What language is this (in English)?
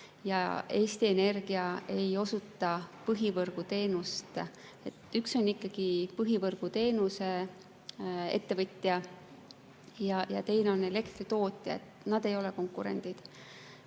Estonian